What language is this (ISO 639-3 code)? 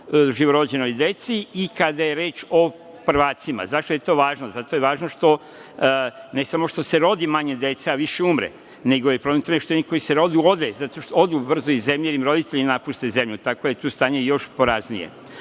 srp